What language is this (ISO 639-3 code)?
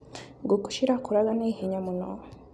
kik